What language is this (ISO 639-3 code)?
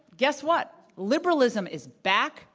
eng